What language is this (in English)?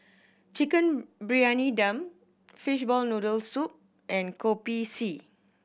English